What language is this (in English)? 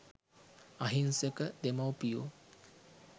Sinhala